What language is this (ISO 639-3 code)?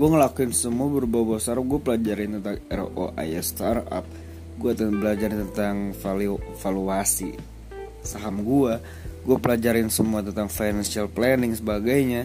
ind